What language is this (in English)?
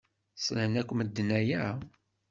Kabyle